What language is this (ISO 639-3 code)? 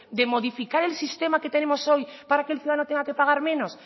spa